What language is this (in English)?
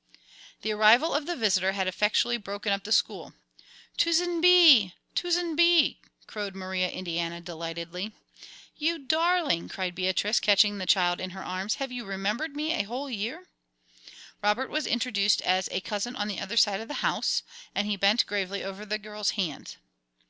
English